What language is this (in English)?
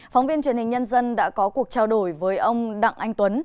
Vietnamese